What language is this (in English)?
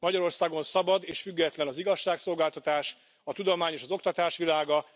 Hungarian